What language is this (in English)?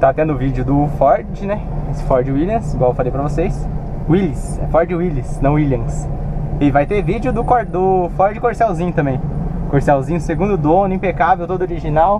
Portuguese